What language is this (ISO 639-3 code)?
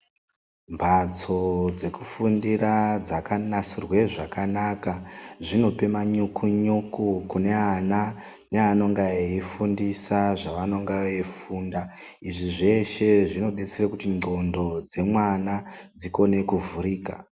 ndc